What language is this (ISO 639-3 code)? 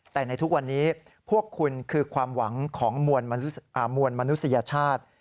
tha